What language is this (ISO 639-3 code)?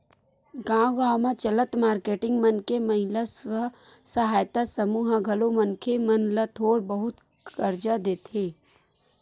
hne